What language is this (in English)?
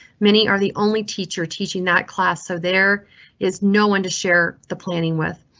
English